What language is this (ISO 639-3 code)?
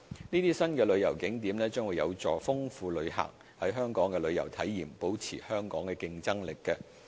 yue